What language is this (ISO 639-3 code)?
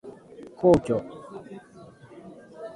jpn